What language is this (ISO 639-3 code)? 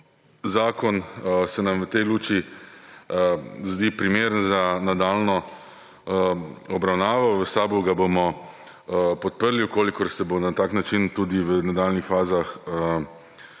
slv